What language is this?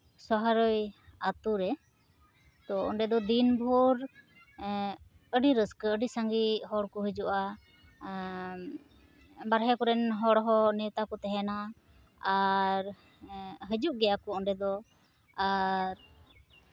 Santali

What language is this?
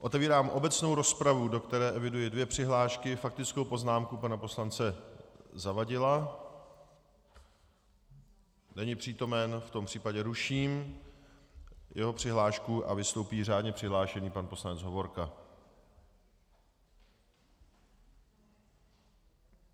Czech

